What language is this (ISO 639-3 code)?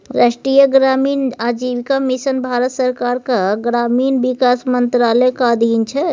mai